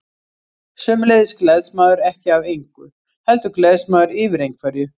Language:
Icelandic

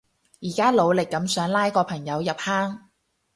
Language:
Cantonese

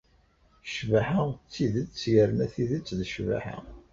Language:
Kabyle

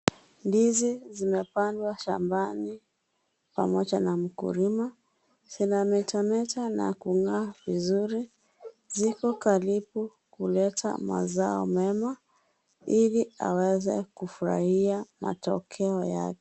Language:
Swahili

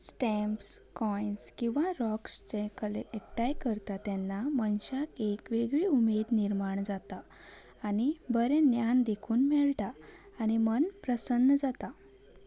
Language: Konkani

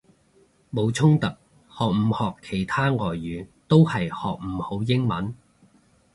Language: Cantonese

